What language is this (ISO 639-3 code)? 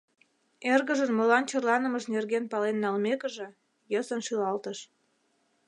chm